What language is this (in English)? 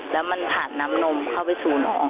Thai